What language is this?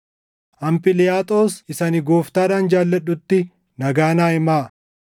Oromo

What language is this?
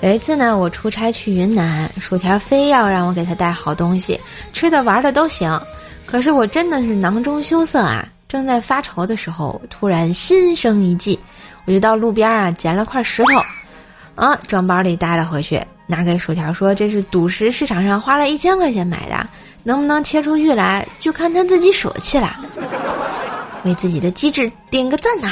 Chinese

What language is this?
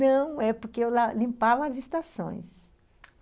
Portuguese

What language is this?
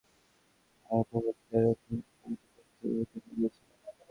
Bangla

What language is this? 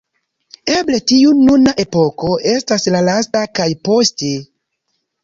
Esperanto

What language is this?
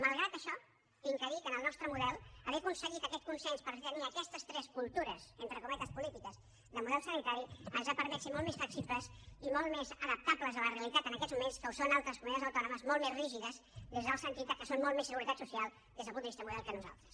Catalan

